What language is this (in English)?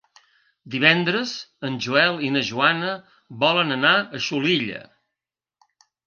Catalan